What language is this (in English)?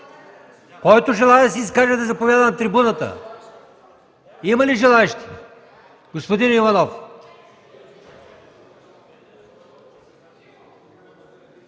Bulgarian